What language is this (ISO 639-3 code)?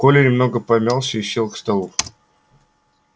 rus